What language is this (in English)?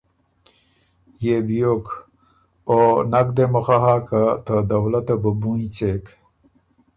Ormuri